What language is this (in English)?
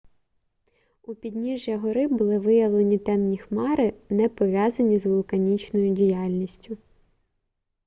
Ukrainian